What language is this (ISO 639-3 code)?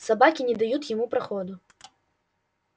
rus